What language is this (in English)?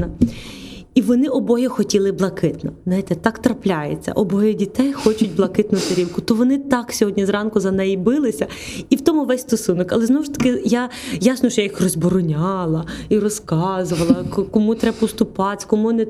Ukrainian